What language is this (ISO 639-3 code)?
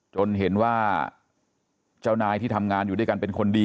tha